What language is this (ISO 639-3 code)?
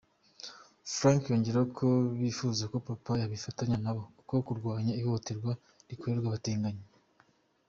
kin